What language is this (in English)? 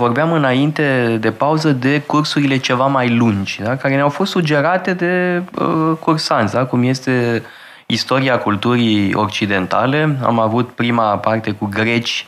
Romanian